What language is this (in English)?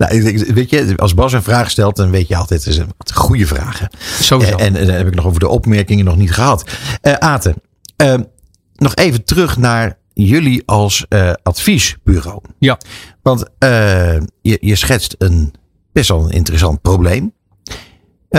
Dutch